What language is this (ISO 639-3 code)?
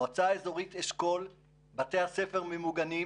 heb